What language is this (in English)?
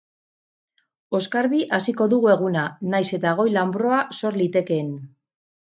Basque